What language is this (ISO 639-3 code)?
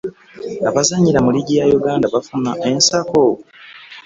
lug